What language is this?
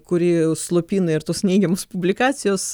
Lithuanian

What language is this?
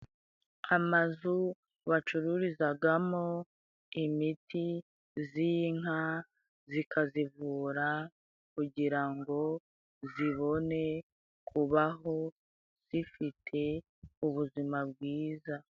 Kinyarwanda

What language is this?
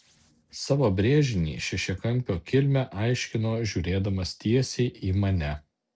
Lithuanian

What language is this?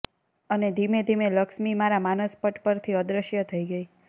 Gujarati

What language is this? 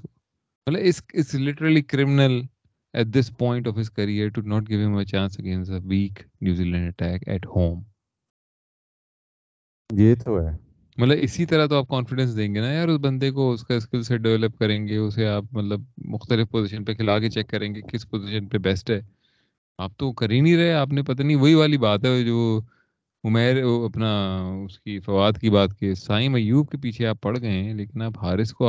Urdu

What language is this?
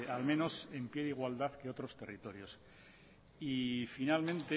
Spanish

